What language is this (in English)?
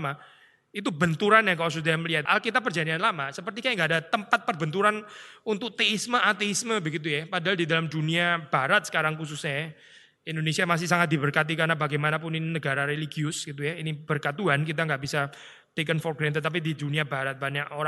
Indonesian